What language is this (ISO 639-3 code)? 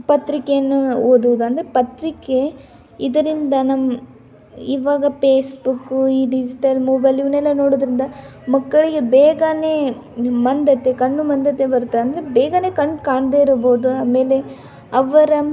kan